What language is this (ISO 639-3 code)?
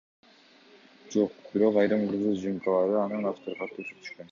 kir